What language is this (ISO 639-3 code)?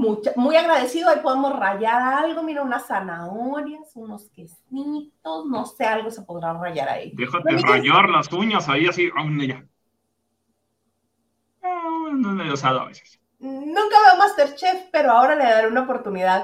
spa